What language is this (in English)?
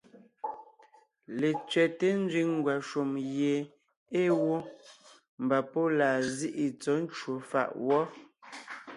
Ngiemboon